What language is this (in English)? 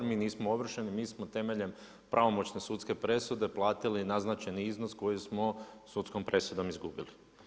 Croatian